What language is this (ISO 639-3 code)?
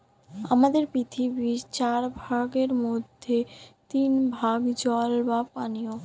ben